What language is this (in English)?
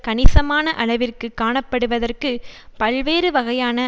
Tamil